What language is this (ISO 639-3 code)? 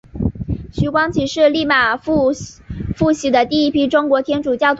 zho